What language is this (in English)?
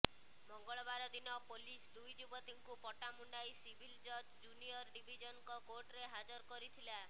Odia